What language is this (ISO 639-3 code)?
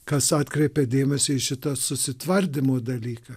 lit